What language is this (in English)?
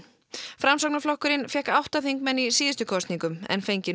Icelandic